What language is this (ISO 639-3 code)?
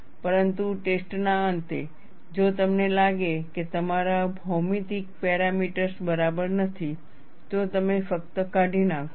guj